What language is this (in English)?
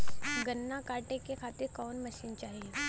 Bhojpuri